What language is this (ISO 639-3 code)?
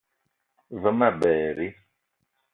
eto